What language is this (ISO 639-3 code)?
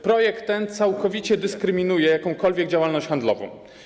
pol